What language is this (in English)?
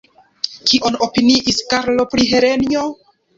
Esperanto